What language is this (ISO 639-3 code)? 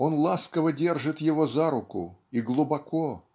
rus